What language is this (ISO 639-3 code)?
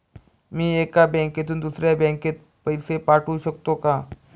mar